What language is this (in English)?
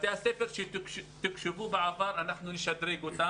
Hebrew